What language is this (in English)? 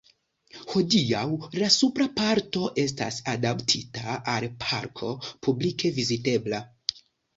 Esperanto